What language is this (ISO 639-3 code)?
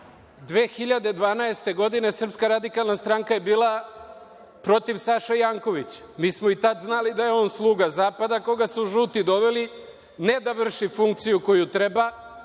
srp